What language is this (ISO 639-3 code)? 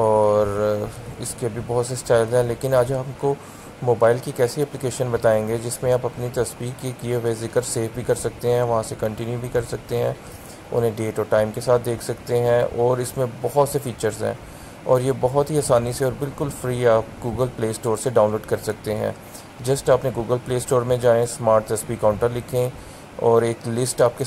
ron